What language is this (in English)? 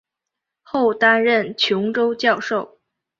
Chinese